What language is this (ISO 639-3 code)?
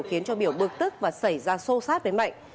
vie